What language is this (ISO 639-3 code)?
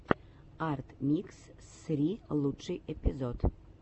rus